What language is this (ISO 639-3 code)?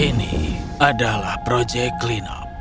ind